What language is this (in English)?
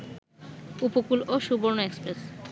Bangla